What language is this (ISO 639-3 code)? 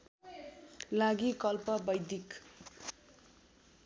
nep